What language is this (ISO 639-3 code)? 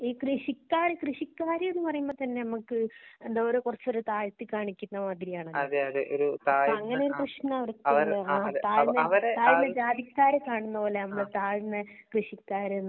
mal